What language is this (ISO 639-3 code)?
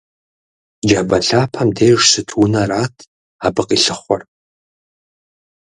kbd